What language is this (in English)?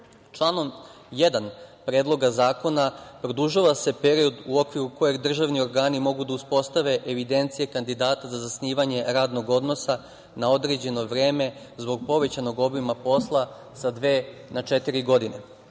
Serbian